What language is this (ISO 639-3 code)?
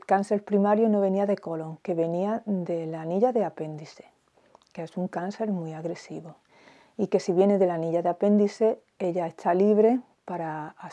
spa